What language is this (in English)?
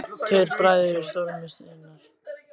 Icelandic